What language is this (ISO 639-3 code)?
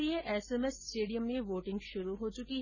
hin